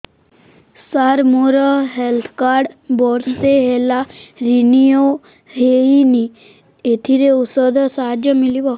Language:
Odia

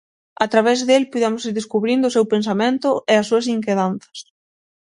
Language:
Galician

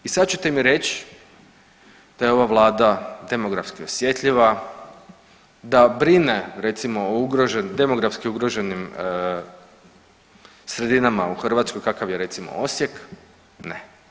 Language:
Croatian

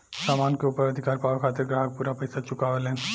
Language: Bhojpuri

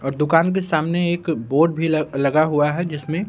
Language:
Hindi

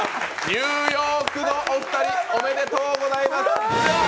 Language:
Japanese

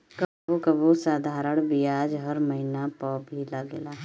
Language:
Bhojpuri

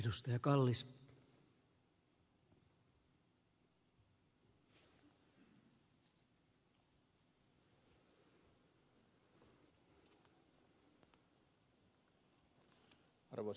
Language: Finnish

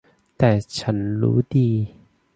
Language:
Thai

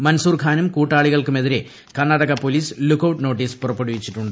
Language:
Malayalam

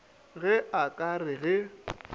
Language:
Northern Sotho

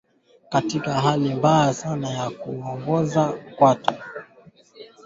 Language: Swahili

